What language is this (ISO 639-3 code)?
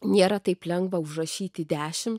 lit